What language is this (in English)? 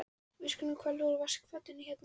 Icelandic